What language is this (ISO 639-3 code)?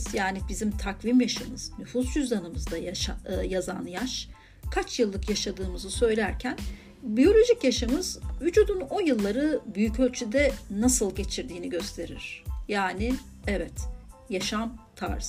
tur